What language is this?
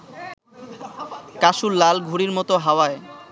Bangla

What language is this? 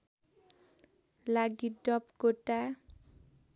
Nepali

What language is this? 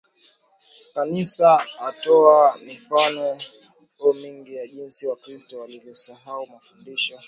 Swahili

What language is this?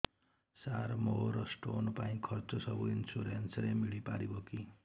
Odia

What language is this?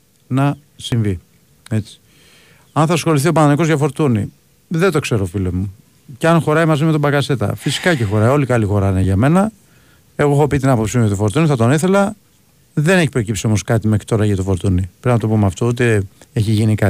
Greek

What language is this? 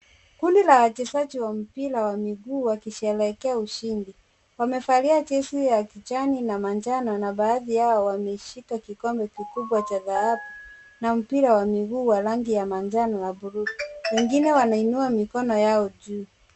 Swahili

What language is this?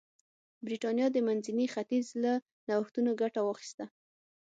Pashto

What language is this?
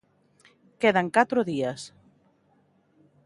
Galician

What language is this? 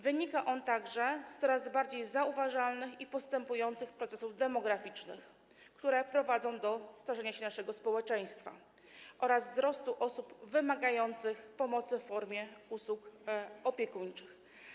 Polish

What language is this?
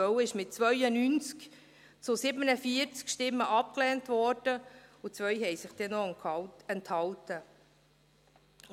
Swiss German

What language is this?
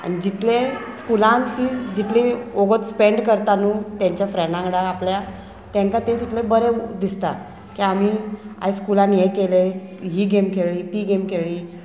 Konkani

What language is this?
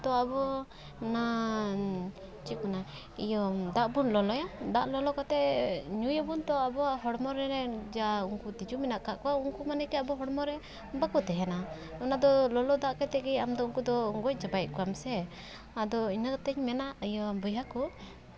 Santali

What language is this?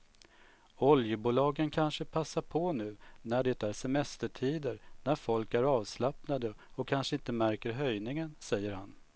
Swedish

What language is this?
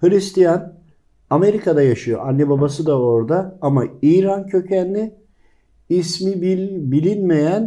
Turkish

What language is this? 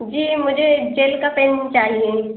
Urdu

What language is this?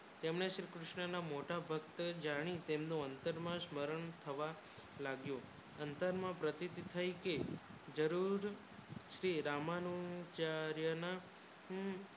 Gujarati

